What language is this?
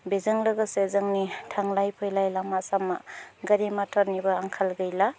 Bodo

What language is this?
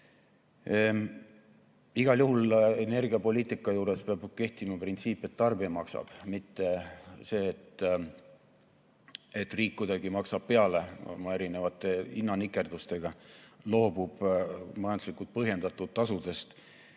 Estonian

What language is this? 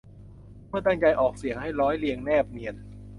Thai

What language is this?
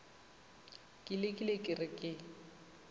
Northern Sotho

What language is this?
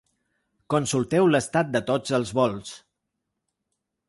Catalan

